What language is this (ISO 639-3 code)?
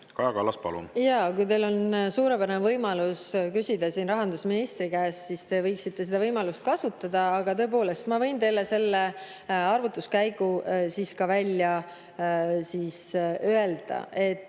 est